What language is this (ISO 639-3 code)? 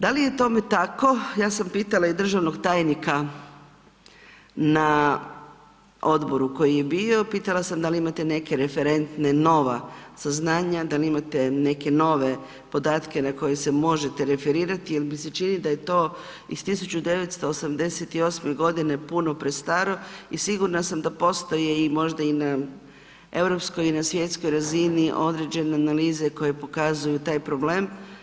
hrv